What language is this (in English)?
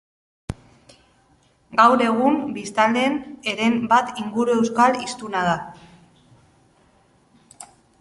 Basque